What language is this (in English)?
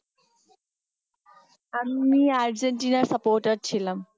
Bangla